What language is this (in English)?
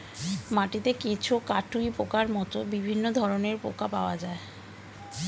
Bangla